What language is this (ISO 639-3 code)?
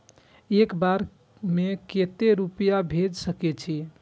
mai